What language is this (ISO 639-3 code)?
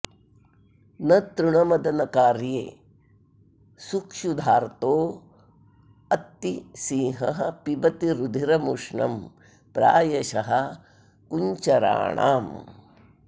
san